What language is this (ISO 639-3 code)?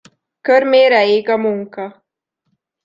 hun